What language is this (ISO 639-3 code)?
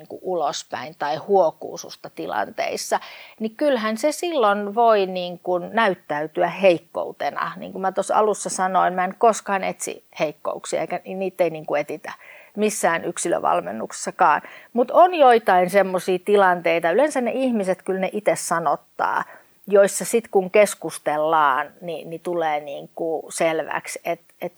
fin